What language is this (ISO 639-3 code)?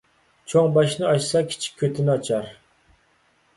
uig